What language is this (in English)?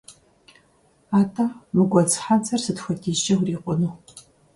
Kabardian